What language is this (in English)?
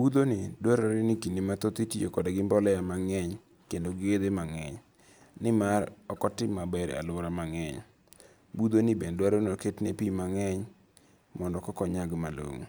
Luo (Kenya and Tanzania)